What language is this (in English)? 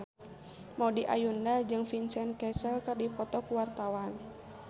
Sundanese